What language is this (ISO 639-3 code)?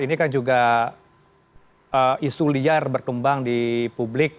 ind